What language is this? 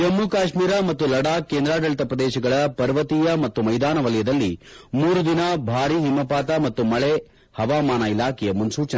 Kannada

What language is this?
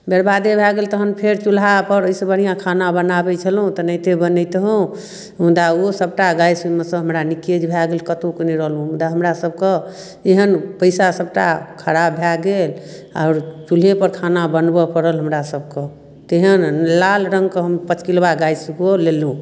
Maithili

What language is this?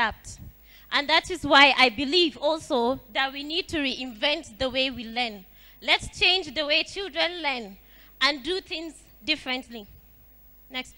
English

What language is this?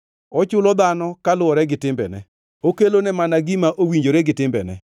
Luo (Kenya and Tanzania)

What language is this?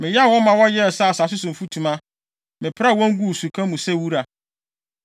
Akan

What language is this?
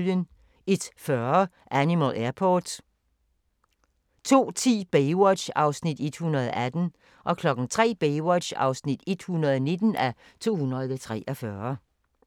Danish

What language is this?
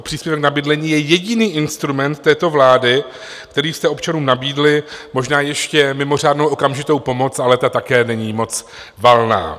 Czech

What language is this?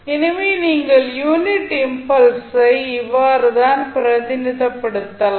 Tamil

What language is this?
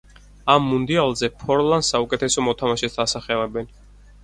Georgian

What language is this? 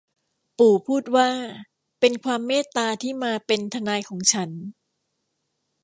Thai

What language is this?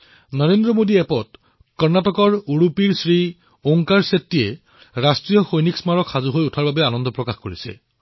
Assamese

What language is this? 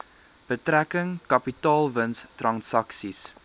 Afrikaans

